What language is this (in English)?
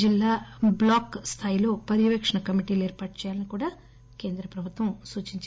Telugu